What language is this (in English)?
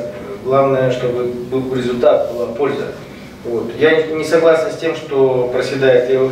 Russian